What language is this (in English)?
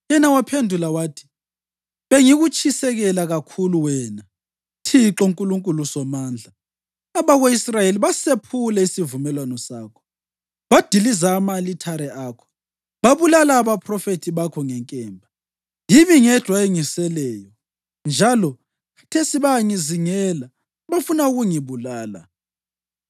North Ndebele